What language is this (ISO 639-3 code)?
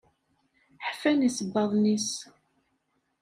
kab